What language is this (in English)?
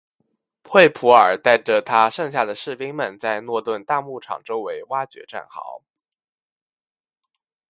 Chinese